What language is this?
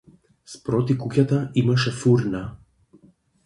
Macedonian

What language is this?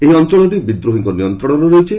Odia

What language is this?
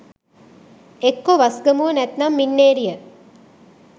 Sinhala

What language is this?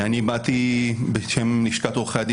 Hebrew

